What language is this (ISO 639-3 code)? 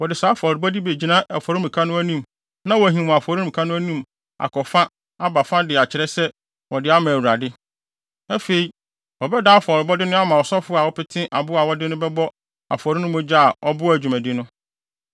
aka